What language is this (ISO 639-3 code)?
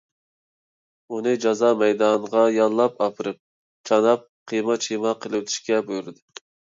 uig